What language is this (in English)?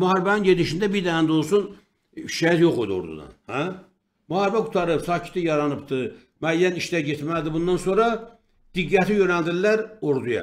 Turkish